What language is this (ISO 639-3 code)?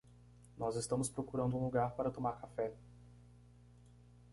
por